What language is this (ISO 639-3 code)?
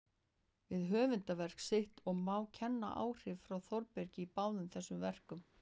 isl